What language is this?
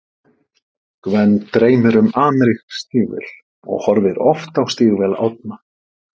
Icelandic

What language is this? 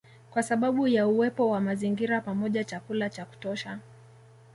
Swahili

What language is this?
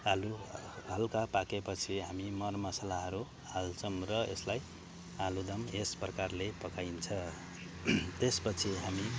Nepali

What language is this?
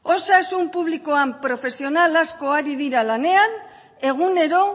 Basque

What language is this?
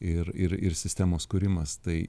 Lithuanian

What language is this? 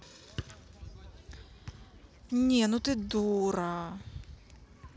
Russian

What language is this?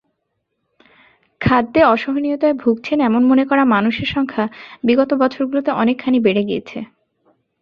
Bangla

